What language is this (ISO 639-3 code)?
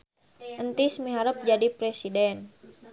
sun